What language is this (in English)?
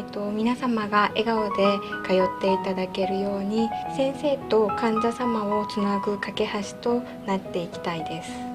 Japanese